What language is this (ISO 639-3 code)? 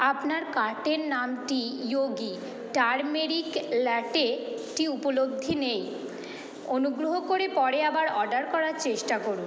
ben